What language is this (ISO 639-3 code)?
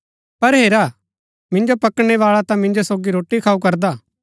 gbk